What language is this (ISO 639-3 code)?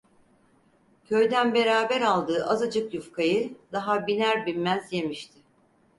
tur